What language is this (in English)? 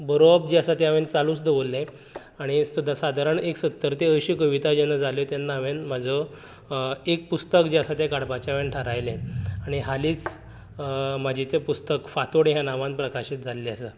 Konkani